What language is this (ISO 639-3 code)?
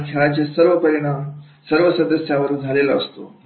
mar